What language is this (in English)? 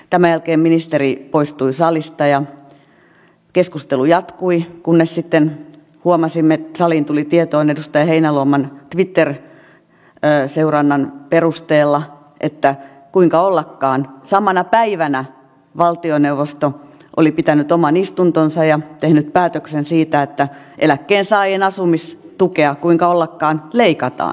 Finnish